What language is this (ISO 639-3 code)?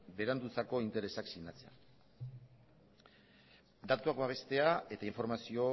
eus